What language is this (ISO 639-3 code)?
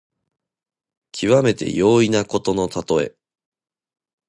jpn